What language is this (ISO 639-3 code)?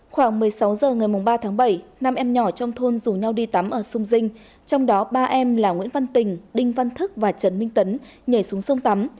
vie